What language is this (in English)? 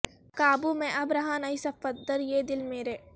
Urdu